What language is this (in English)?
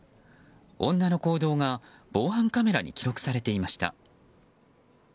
Japanese